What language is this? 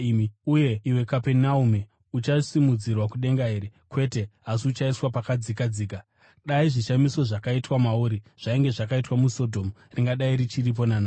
Shona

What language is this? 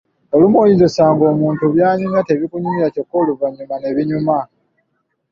Ganda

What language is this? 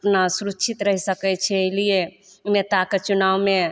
Maithili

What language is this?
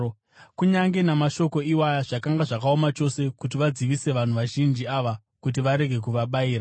Shona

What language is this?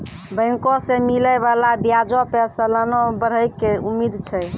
Maithili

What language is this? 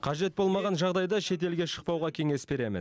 Kazakh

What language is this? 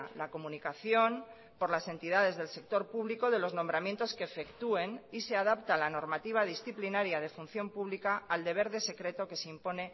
Spanish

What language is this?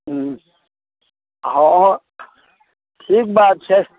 Maithili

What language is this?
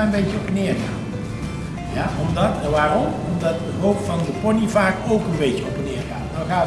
Dutch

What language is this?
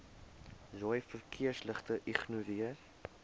Afrikaans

